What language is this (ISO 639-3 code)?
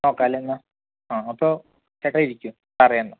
mal